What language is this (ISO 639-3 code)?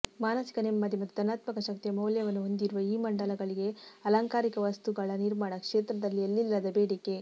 kan